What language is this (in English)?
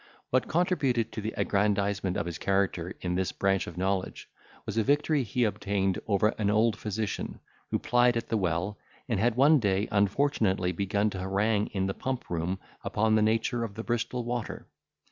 English